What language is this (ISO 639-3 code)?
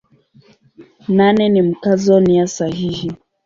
swa